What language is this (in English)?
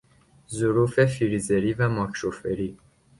Persian